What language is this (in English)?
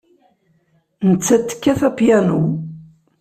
Kabyle